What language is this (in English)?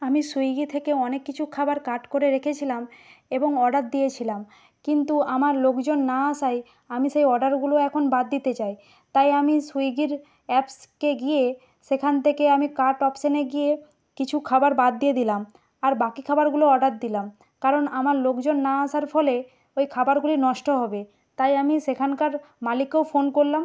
Bangla